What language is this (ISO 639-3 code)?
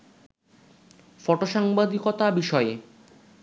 ben